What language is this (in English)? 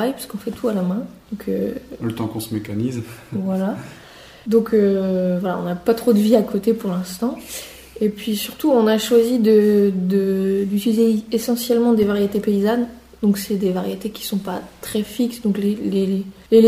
French